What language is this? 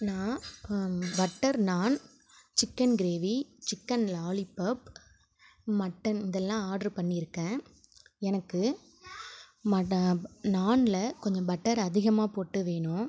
Tamil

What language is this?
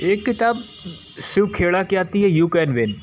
Hindi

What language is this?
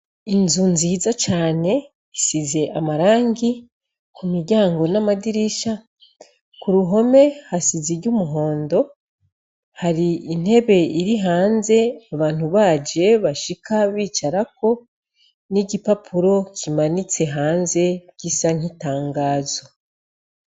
Rundi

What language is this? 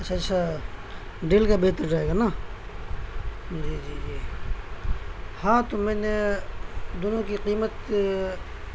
Urdu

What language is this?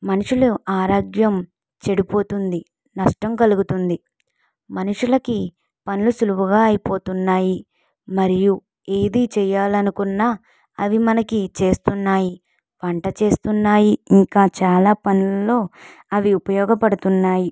Telugu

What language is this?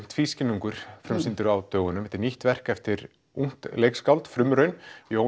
Icelandic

